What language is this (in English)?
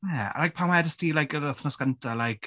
Welsh